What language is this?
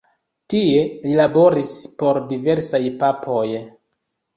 Esperanto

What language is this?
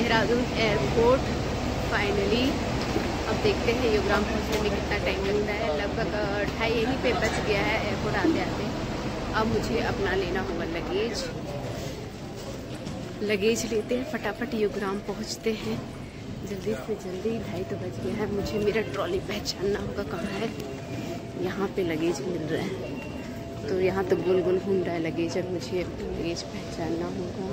Hindi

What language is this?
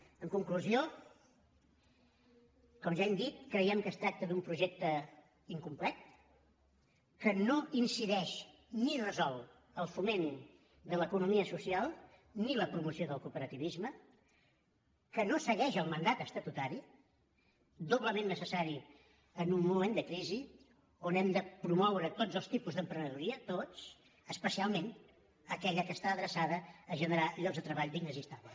Catalan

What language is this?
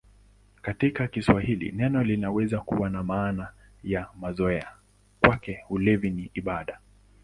Swahili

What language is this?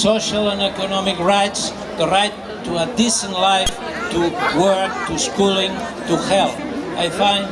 Turkish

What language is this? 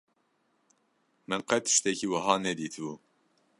Kurdish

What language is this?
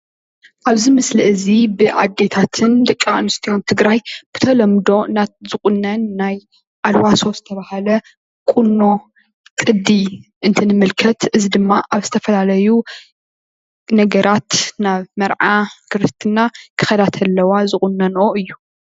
Tigrinya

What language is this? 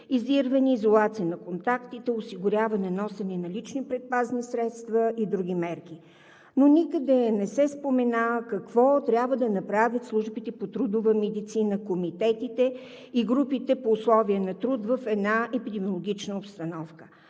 Bulgarian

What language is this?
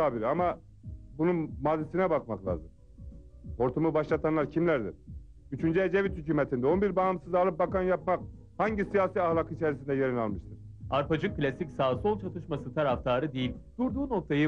Turkish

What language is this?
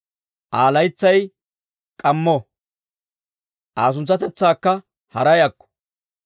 Dawro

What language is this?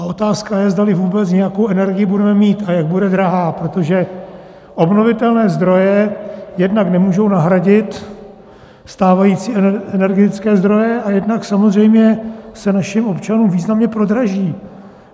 Czech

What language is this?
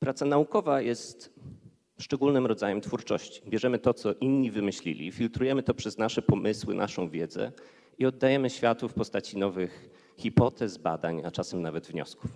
Polish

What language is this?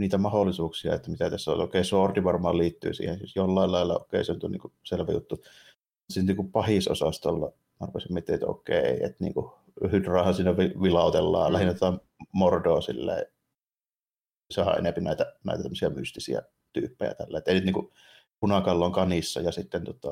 Finnish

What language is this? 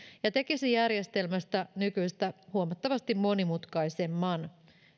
Finnish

